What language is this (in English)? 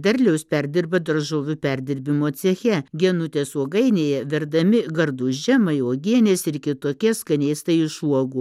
Lithuanian